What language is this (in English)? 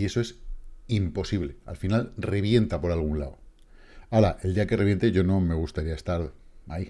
Spanish